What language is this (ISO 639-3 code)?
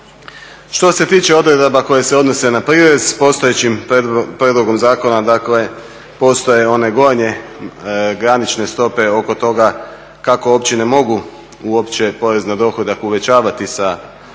hrv